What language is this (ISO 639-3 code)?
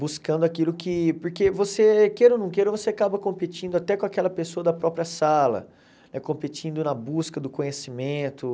por